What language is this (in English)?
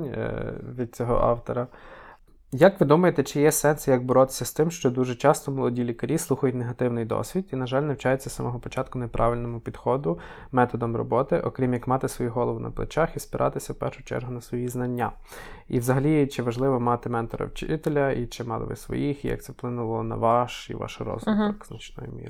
Ukrainian